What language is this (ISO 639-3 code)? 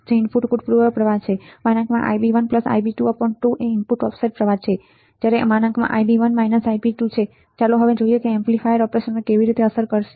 guj